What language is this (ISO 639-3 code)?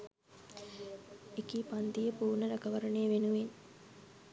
sin